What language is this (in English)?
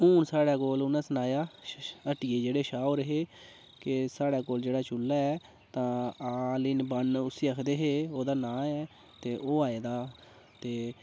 Dogri